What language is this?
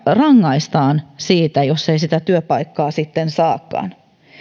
Finnish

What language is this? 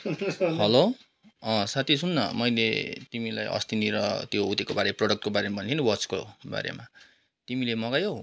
Nepali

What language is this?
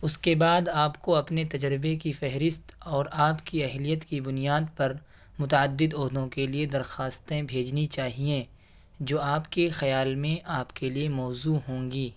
Urdu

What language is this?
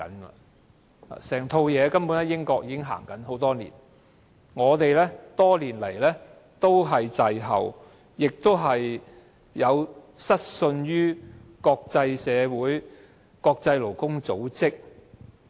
Cantonese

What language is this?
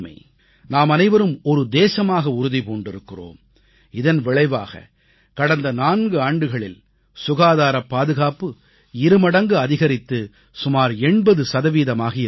Tamil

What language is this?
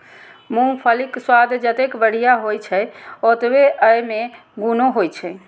Maithili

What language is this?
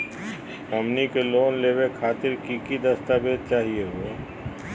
Magahi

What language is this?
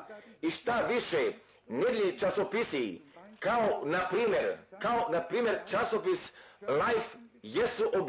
Croatian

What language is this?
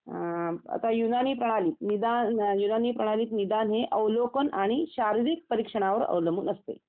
Marathi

